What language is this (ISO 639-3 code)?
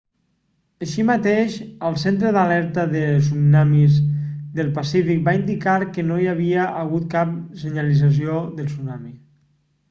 cat